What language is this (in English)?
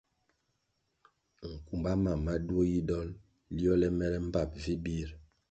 Kwasio